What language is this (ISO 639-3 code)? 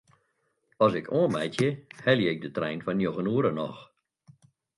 fry